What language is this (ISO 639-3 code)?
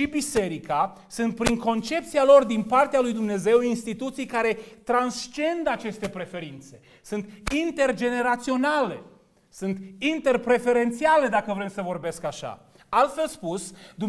ron